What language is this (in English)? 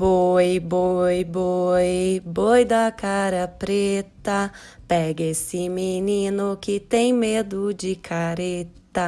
Portuguese